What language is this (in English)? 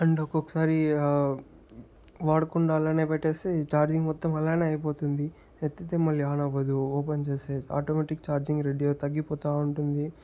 Telugu